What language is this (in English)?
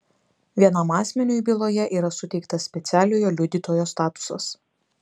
Lithuanian